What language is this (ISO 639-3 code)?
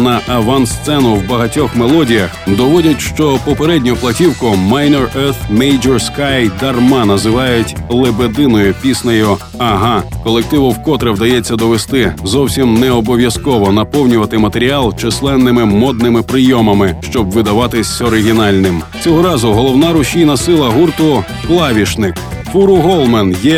ukr